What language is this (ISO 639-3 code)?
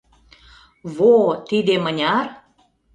chm